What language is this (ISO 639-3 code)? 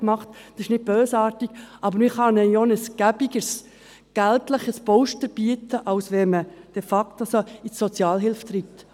gsw